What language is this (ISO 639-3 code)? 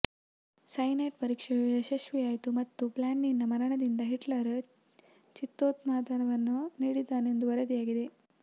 kan